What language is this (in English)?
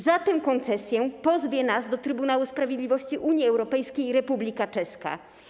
Polish